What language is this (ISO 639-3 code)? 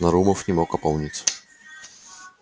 rus